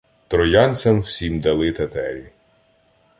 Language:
Ukrainian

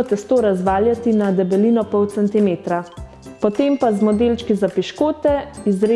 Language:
Slovenian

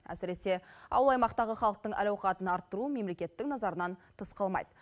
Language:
Kazakh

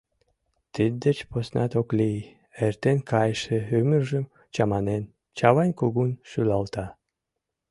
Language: Mari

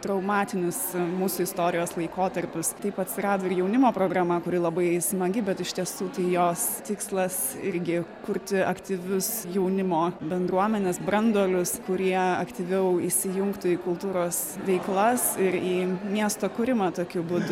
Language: Lithuanian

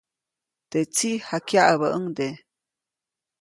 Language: Copainalá Zoque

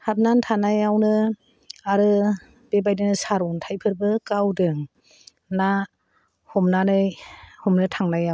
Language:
Bodo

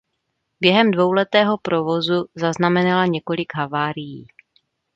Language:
Czech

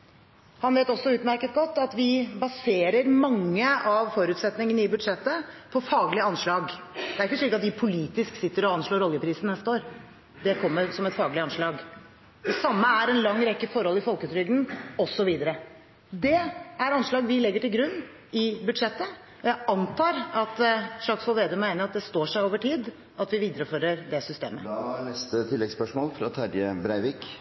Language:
Norwegian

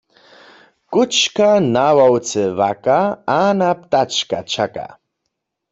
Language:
Upper Sorbian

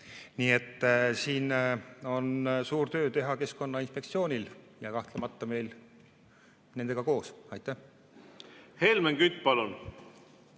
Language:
Estonian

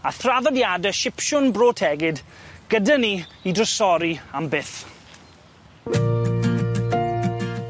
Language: Welsh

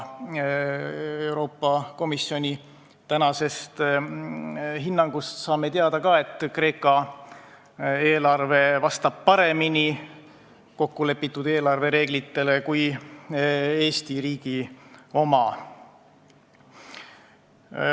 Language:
Estonian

